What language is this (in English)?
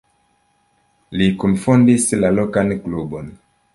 Esperanto